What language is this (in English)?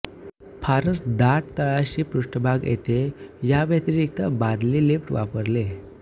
Marathi